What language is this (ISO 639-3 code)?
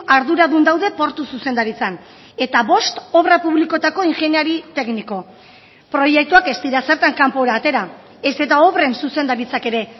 eus